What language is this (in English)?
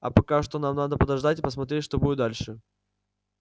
Russian